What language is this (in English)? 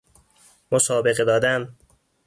Persian